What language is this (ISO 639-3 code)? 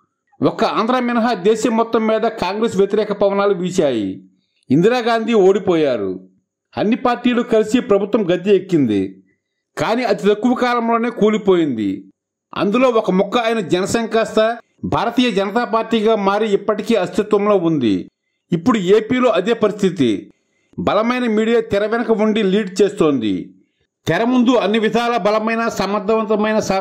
tel